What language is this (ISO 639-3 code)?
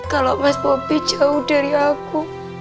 ind